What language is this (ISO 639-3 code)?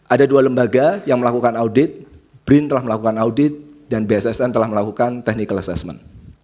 ind